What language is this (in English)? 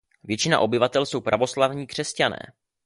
Czech